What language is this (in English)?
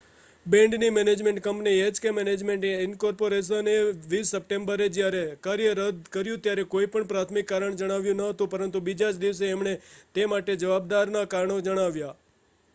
Gujarati